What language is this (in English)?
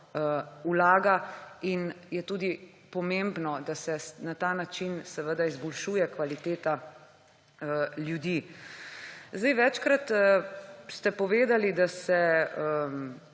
Slovenian